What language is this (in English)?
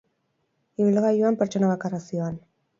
Basque